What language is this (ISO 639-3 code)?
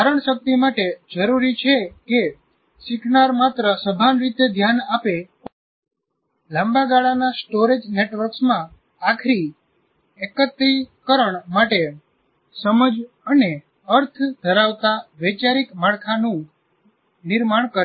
guj